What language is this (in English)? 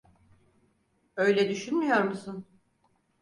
Turkish